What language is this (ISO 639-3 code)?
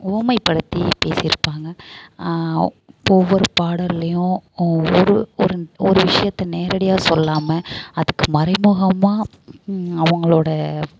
tam